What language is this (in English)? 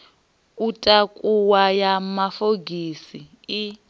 Venda